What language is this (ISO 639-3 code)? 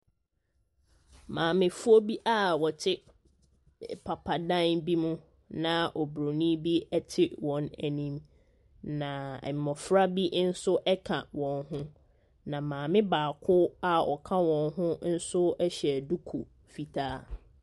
aka